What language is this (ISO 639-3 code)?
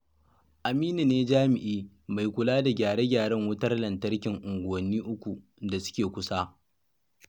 hau